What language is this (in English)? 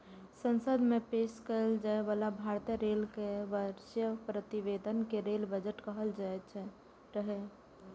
Maithili